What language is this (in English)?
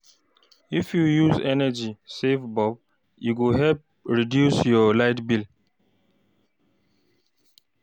Nigerian Pidgin